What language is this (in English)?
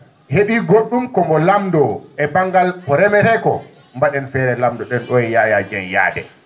Fula